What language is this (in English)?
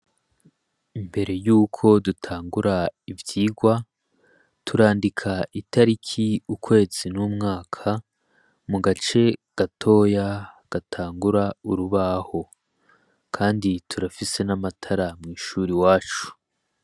Rundi